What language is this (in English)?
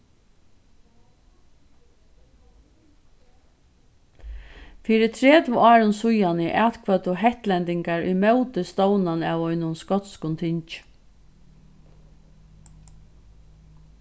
Faroese